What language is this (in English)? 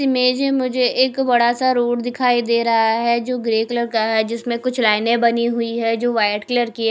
Hindi